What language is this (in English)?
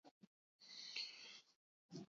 Basque